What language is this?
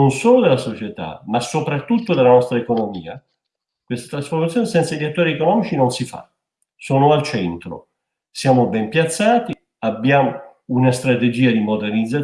Italian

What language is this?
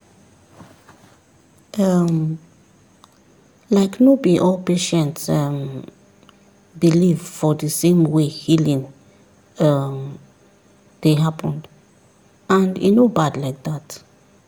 Nigerian Pidgin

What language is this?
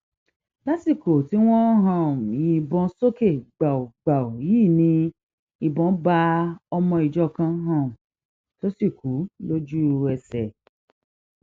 Yoruba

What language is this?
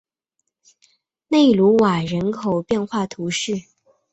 Chinese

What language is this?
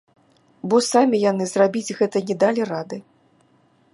Belarusian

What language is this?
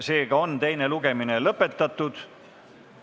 Estonian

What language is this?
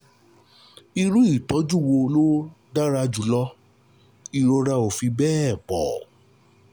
Yoruba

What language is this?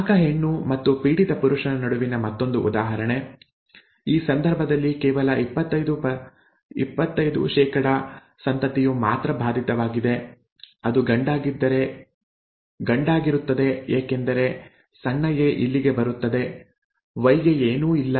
Kannada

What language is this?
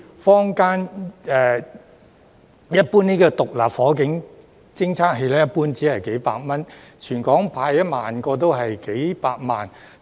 Cantonese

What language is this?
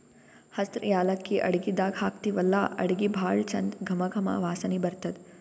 Kannada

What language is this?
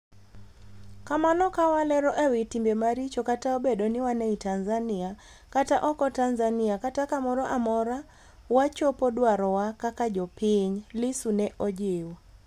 Luo (Kenya and Tanzania)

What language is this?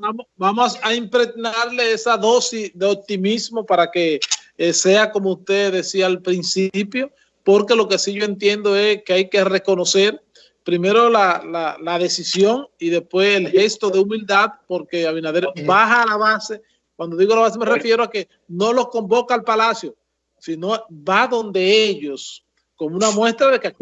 Spanish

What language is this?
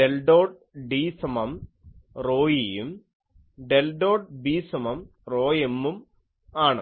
Malayalam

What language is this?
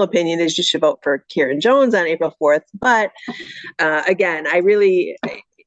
English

